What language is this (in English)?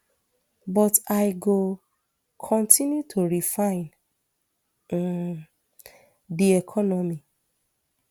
Nigerian Pidgin